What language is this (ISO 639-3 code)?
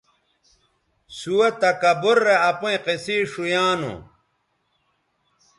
btv